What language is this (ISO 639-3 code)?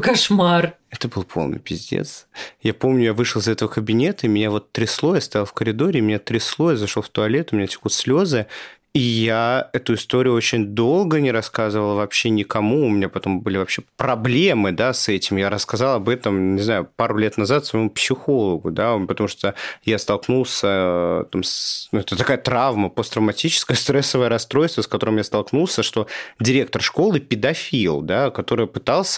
rus